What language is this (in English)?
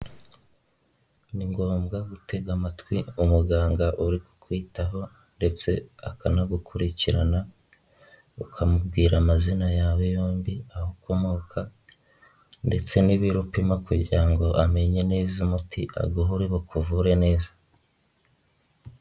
Kinyarwanda